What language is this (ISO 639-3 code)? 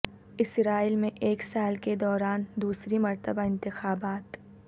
urd